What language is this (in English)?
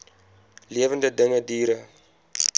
Afrikaans